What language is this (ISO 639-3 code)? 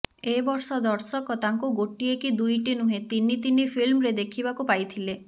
ori